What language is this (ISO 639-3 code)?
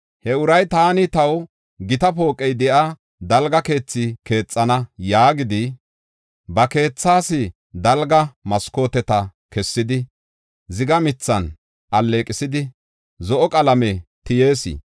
gof